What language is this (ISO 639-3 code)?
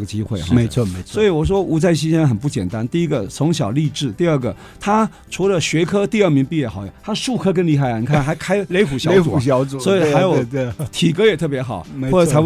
zho